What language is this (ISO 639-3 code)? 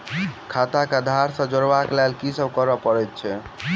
mai